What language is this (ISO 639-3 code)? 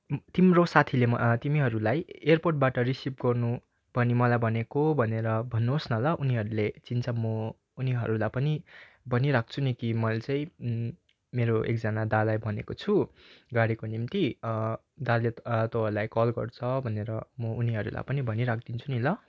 nep